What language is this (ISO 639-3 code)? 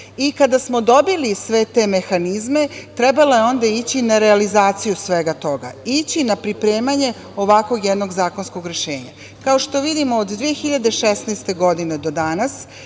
srp